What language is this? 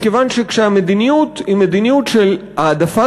Hebrew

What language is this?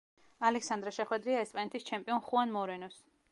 Georgian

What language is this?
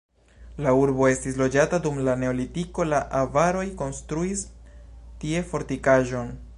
Esperanto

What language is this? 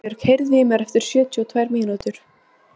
Icelandic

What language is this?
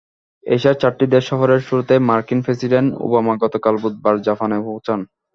Bangla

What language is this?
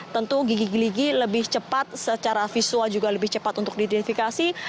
Indonesian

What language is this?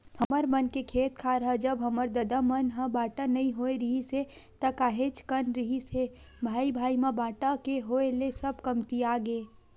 Chhattisgarhi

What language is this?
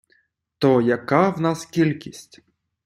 Ukrainian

